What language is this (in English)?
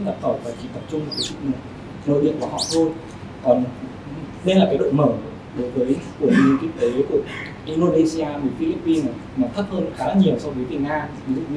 Vietnamese